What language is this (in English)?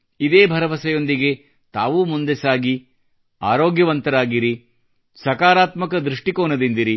Kannada